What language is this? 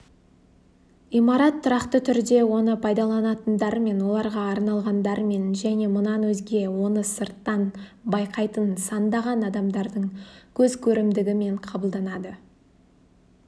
Kazakh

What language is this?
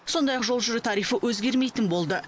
Kazakh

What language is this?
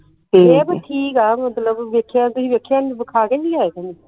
Punjabi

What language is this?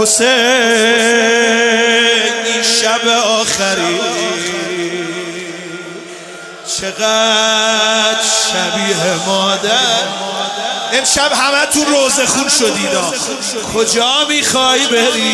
Persian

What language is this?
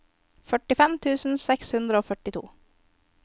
Norwegian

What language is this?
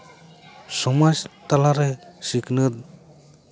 Santali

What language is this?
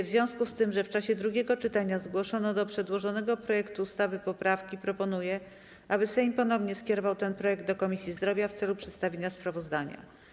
Polish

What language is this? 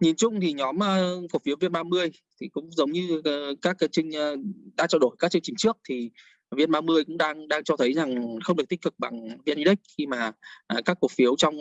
Vietnamese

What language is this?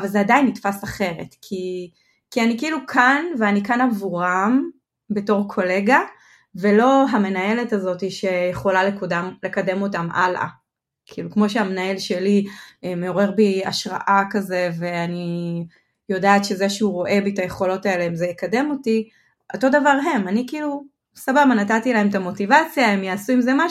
Hebrew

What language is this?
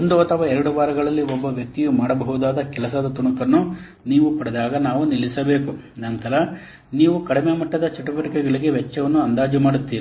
Kannada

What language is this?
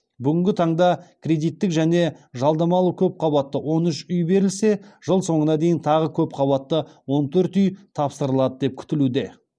Kazakh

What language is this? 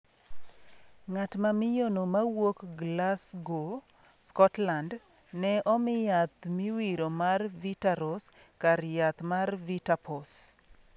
Luo (Kenya and Tanzania)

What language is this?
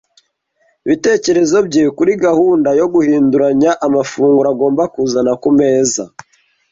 Kinyarwanda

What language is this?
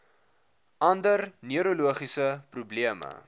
Afrikaans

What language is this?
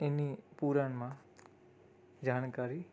Gujarati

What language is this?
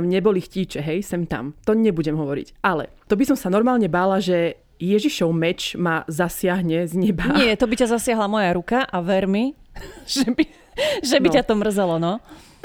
Slovak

